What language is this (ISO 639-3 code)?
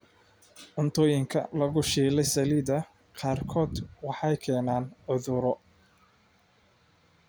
som